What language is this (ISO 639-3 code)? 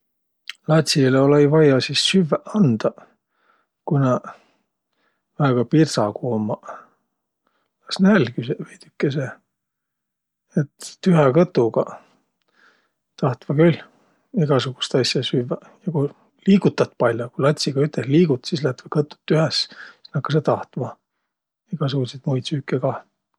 vro